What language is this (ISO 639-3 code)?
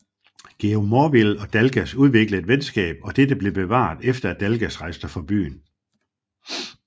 dan